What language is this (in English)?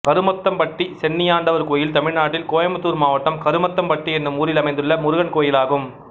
Tamil